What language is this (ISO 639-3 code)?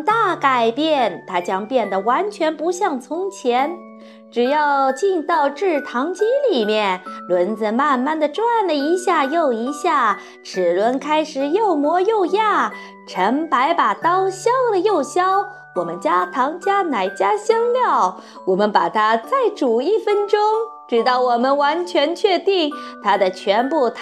zho